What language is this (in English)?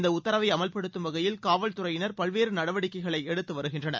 Tamil